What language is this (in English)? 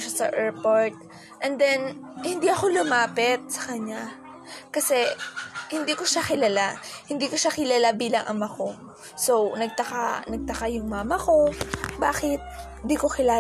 Filipino